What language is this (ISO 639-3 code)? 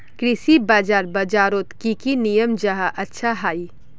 mag